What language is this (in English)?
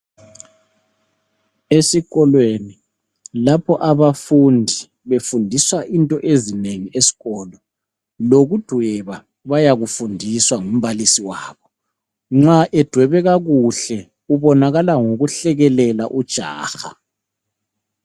North Ndebele